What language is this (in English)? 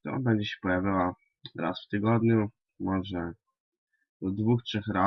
Polish